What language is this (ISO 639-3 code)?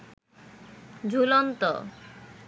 ben